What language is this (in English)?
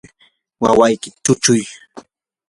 Yanahuanca Pasco Quechua